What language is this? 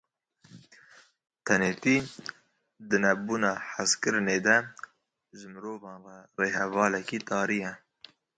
Kurdish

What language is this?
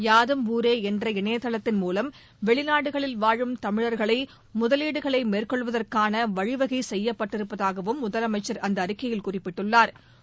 Tamil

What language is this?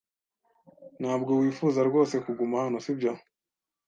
Kinyarwanda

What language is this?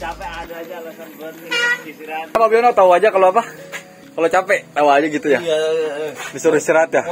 Indonesian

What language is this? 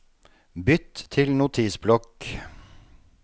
Norwegian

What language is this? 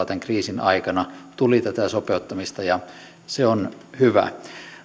Finnish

